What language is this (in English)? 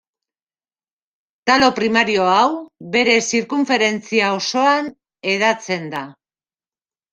Basque